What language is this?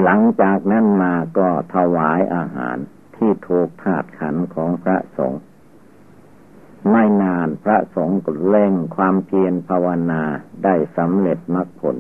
Thai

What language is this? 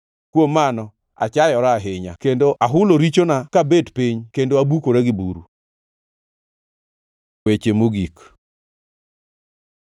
Luo (Kenya and Tanzania)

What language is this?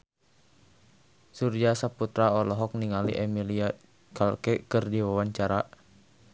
Sundanese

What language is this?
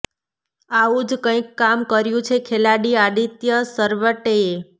Gujarati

